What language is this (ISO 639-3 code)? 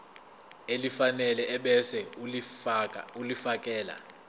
zul